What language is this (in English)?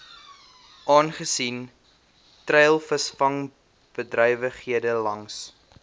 Afrikaans